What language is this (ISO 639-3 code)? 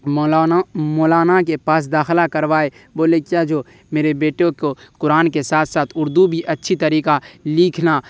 urd